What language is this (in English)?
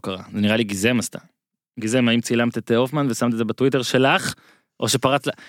Hebrew